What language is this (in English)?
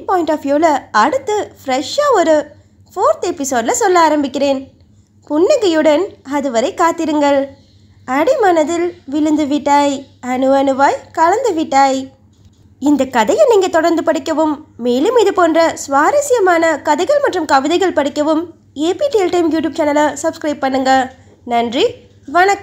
Hindi